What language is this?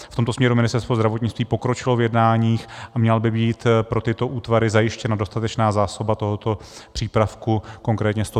Czech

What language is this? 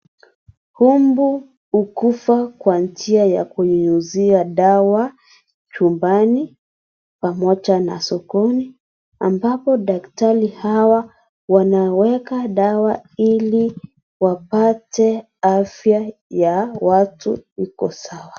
Swahili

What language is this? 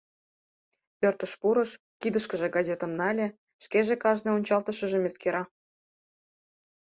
Mari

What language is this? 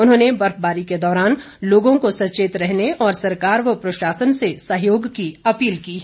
Hindi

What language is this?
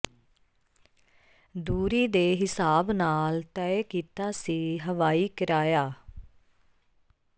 Punjabi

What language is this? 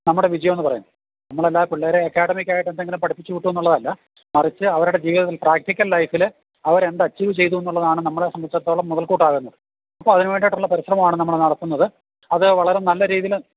Malayalam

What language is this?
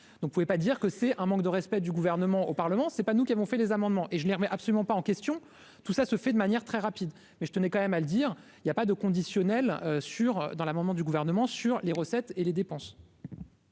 French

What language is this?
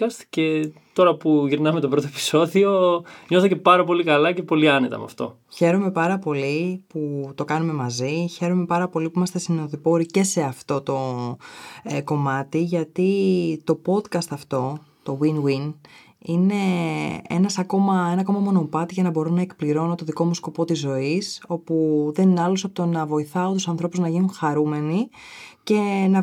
Greek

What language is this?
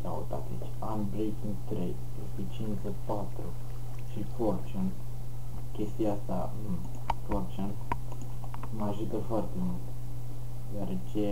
Romanian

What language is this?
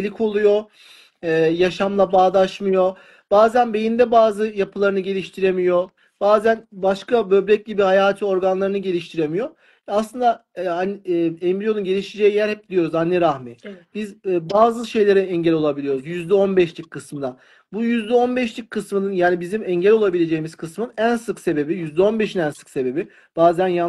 Turkish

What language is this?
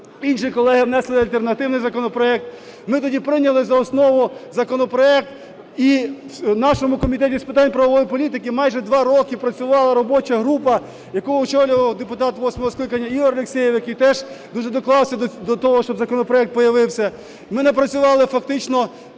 Ukrainian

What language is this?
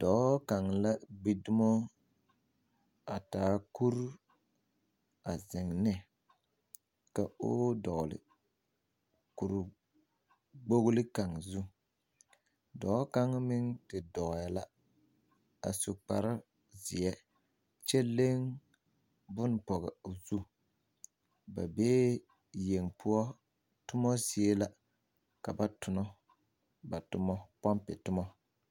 Southern Dagaare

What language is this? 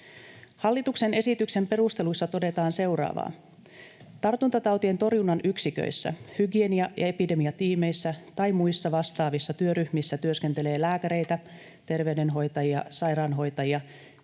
Finnish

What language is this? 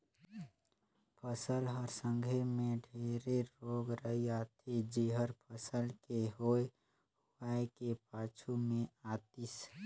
Chhattisgarhi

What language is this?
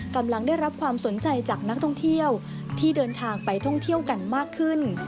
Thai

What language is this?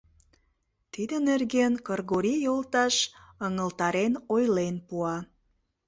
Mari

